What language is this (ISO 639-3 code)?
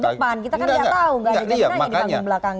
ind